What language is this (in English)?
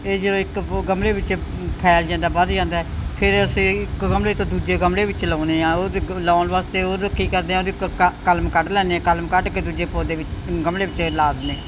Punjabi